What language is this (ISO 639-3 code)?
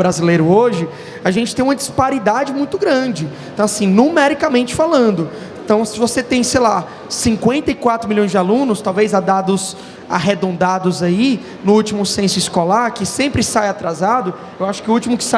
por